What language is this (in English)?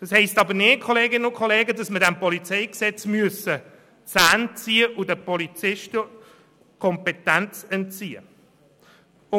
Swiss German